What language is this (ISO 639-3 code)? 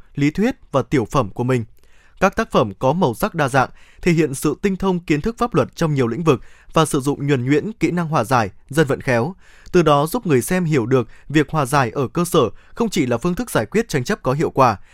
vie